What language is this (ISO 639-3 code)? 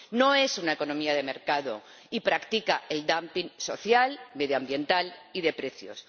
spa